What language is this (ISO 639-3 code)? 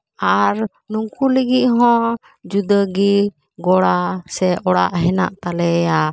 sat